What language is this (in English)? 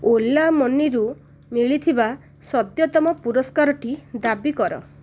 Odia